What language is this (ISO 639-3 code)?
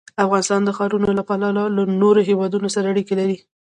pus